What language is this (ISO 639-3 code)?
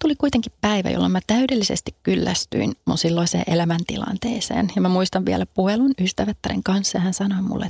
fin